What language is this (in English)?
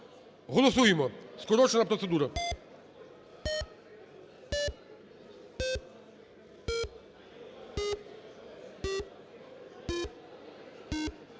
Ukrainian